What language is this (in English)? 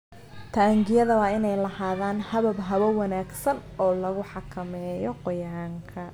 Somali